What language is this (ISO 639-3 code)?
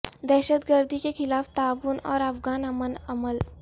urd